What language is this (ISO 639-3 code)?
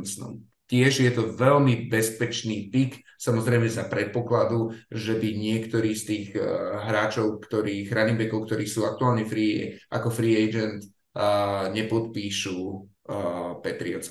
slk